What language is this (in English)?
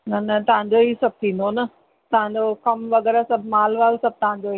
Sindhi